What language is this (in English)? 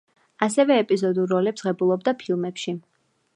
Georgian